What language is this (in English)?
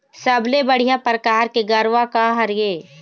Chhattisgarhi